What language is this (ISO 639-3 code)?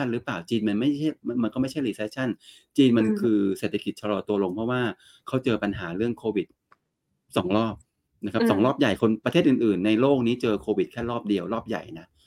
tha